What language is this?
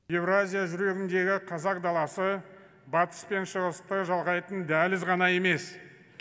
Kazakh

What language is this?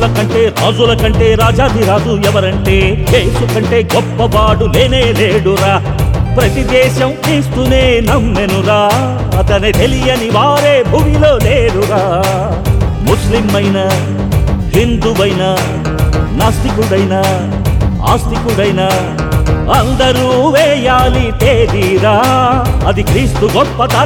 Telugu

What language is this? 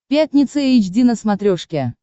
Russian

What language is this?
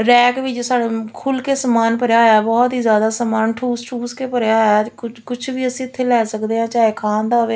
Punjabi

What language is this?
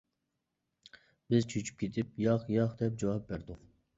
Uyghur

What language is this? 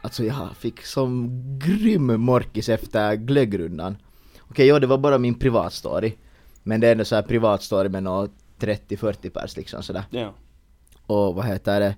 Swedish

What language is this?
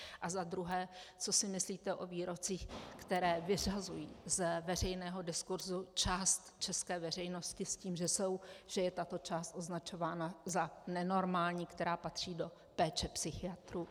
Czech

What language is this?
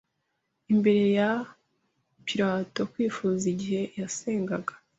Kinyarwanda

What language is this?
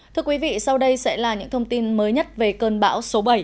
Vietnamese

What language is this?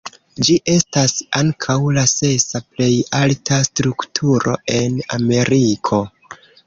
Esperanto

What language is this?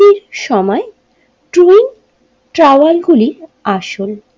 Bangla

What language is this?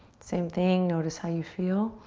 English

